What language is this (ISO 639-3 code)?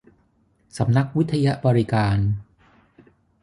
tha